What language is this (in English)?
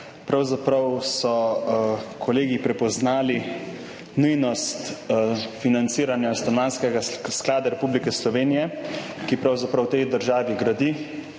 Slovenian